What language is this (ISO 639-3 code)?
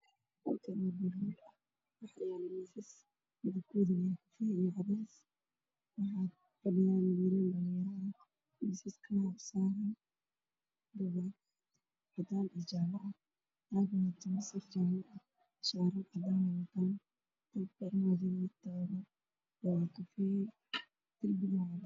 som